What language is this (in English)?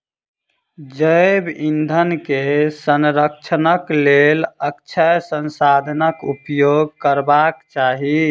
Maithili